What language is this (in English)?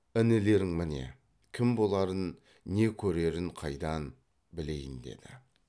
Kazakh